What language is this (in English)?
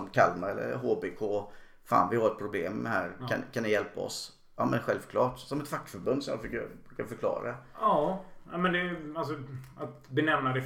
Swedish